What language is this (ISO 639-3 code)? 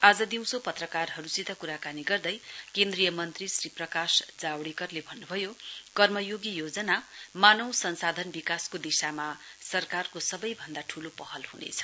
nep